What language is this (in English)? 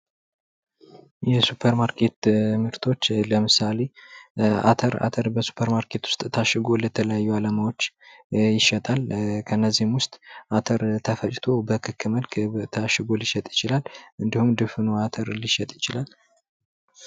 Amharic